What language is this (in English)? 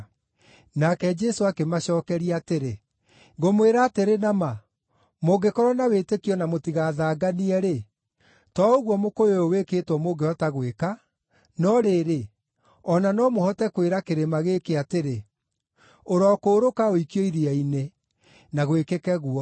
Kikuyu